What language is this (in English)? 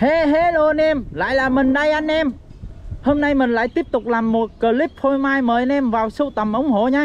Vietnamese